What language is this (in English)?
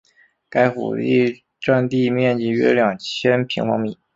Chinese